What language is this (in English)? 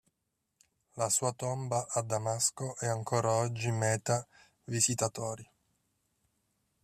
Italian